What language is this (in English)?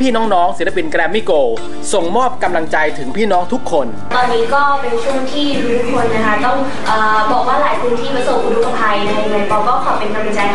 Thai